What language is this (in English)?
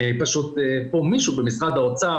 Hebrew